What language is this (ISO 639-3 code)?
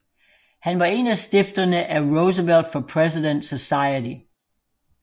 dan